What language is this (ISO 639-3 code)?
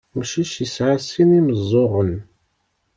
kab